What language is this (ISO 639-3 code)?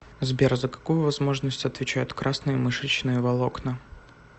rus